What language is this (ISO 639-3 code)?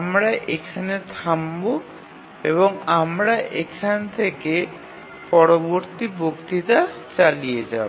ben